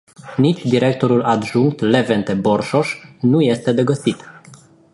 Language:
Romanian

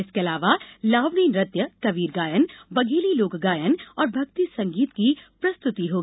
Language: Hindi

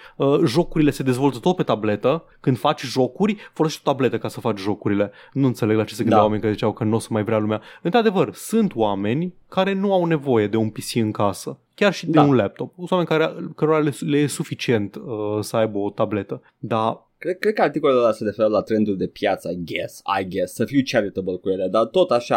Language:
Romanian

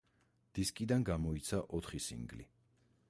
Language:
Georgian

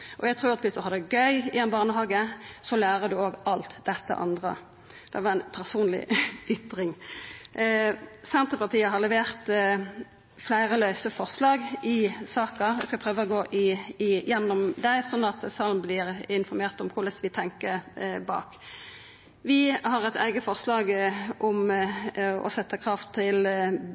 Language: Norwegian Nynorsk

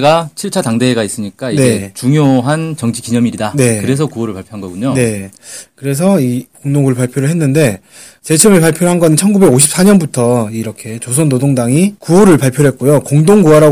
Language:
Korean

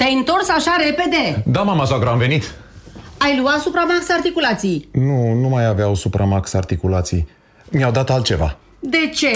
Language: Romanian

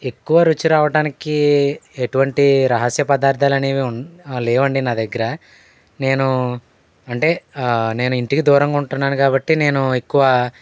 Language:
Telugu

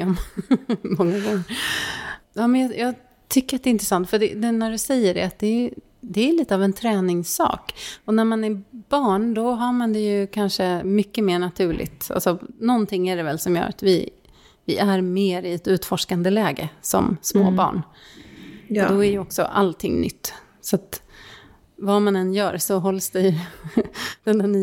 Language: Swedish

